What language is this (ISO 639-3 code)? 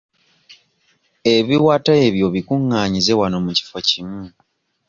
lug